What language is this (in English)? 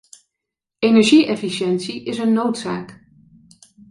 Dutch